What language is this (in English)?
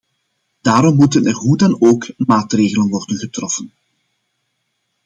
Dutch